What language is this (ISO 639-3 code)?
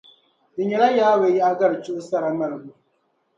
dag